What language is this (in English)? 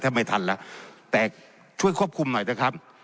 Thai